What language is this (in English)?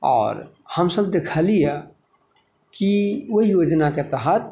Maithili